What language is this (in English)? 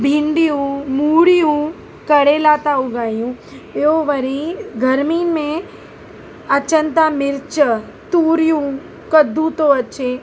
Sindhi